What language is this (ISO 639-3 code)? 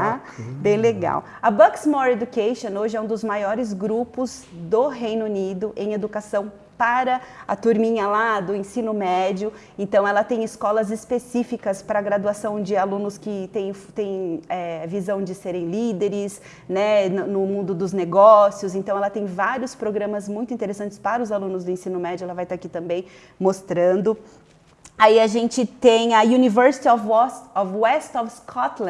por